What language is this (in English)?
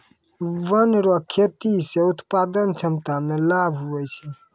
Maithili